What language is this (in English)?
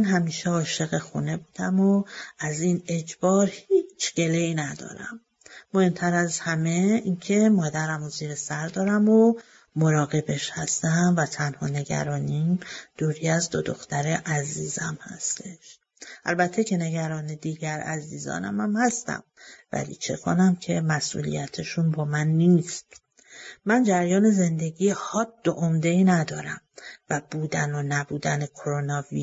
Persian